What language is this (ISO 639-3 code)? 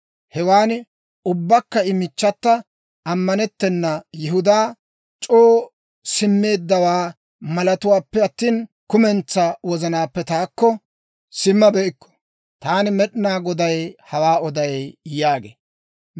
dwr